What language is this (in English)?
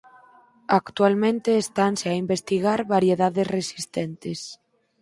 Galician